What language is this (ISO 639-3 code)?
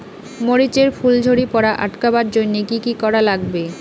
ben